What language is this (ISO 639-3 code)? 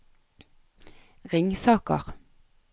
nor